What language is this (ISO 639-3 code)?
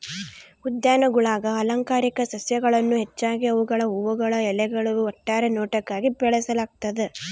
kan